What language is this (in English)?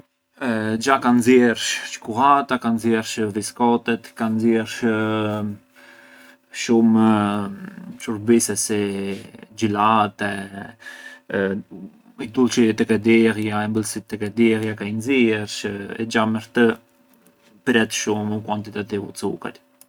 Arbëreshë Albanian